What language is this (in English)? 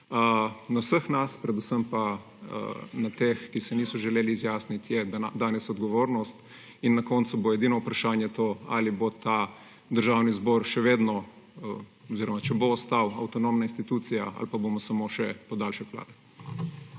Slovenian